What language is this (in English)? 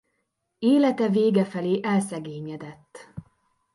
Hungarian